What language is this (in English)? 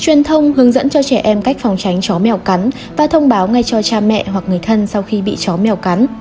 Vietnamese